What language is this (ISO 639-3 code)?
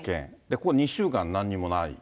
jpn